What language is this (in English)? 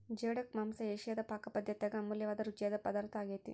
Kannada